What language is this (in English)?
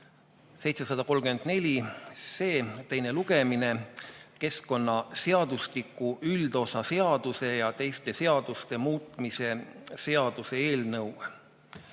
Estonian